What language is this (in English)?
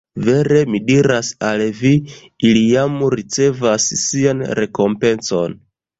Esperanto